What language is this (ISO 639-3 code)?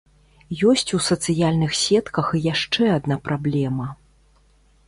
bel